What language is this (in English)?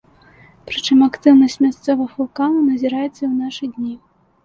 Belarusian